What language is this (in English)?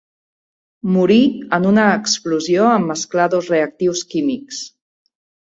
Catalan